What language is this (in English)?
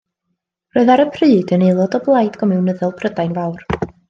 Welsh